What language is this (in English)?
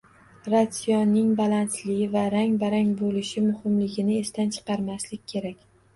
Uzbek